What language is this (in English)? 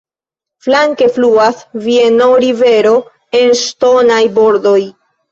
Esperanto